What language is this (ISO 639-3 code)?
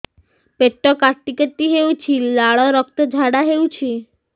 ori